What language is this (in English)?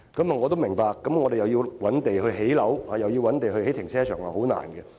Cantonese